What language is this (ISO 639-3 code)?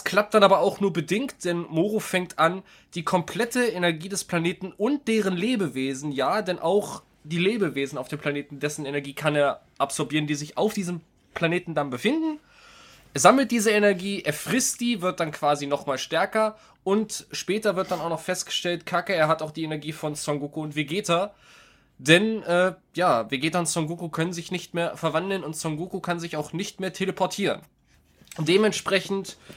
deu